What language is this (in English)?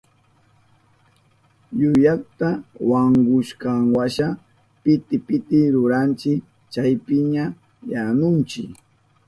Southern Pastaza Quechua